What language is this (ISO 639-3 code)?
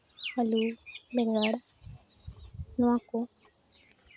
sat